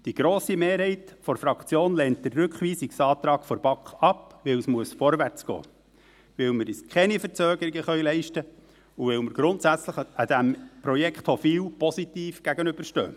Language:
Swiss German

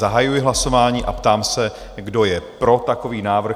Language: Czech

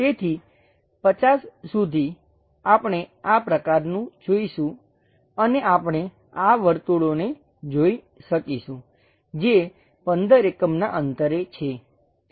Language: Gujarati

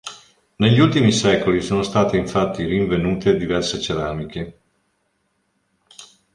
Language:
Italian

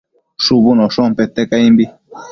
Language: Matsés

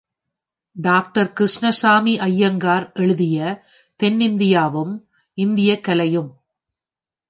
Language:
Tamil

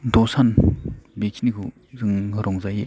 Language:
Bodo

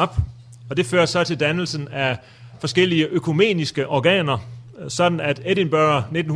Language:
Danish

